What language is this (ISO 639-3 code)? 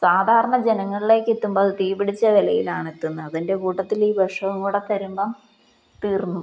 mal